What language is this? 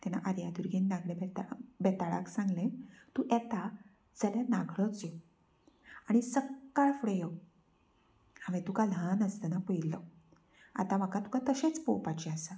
Konkani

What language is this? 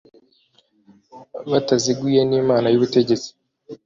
Kinyarwanda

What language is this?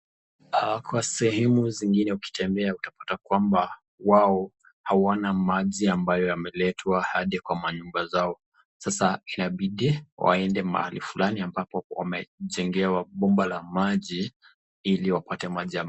Swahili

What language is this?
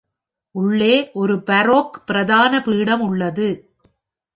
Tamil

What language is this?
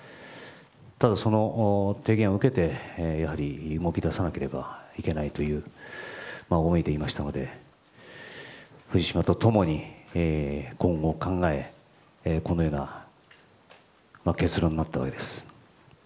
Japanese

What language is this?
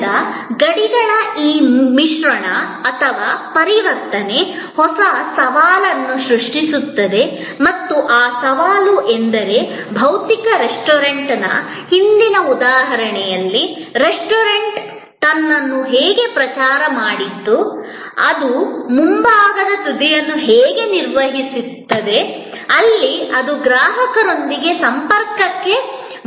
Kannada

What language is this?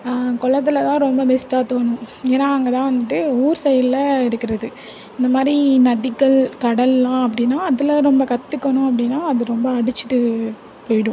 Tamil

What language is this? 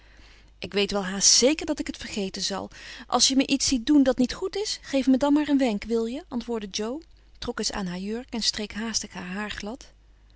Dutch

